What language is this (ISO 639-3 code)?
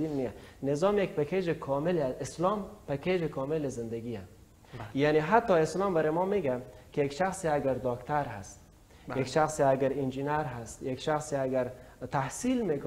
fas